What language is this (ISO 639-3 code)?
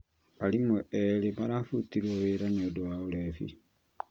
kik